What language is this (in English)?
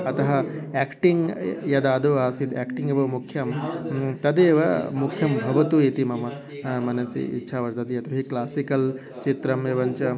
Sanskrit